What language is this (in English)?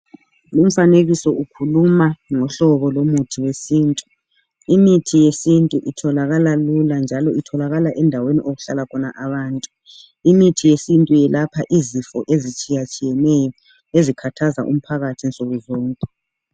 North Ndebele